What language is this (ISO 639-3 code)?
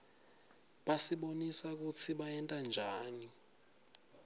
ssw